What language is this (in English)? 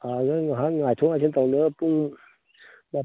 Manipuri